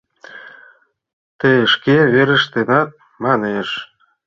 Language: Mari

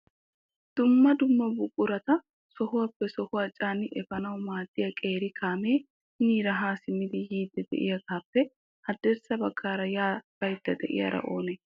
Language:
Wolaytta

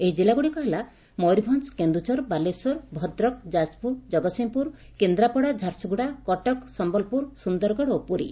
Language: Odia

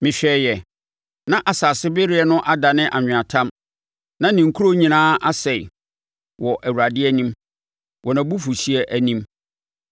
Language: Akan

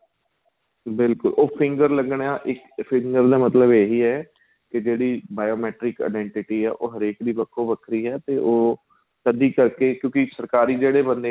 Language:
Punjabi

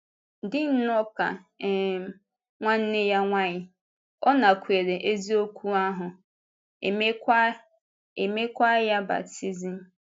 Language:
Igbo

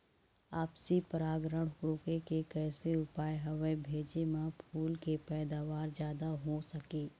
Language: Chhattisgarhi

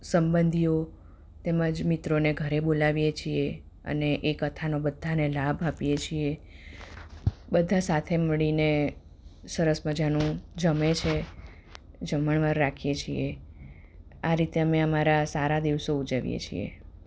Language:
Gujarati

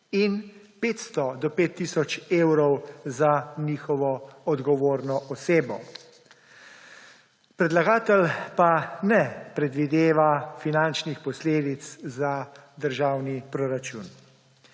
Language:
Slovenian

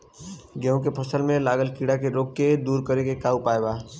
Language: Bhojpuri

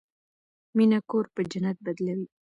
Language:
Pashto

